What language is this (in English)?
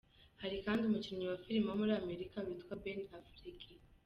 Kinyarwanda